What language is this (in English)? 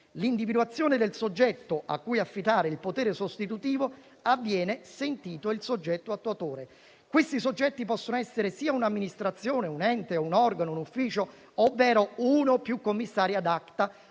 Italian